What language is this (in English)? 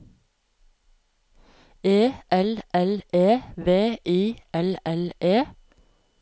Norwegian